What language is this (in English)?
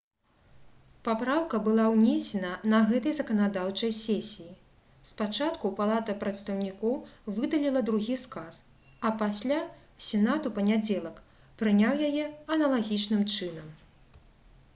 Belarusian